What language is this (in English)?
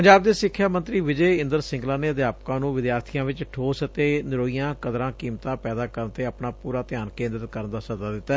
Punjabi